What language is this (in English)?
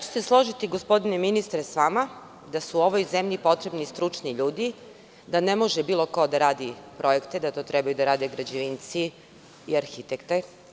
Serbian